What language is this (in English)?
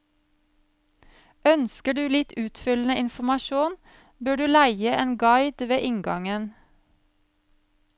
Norwegian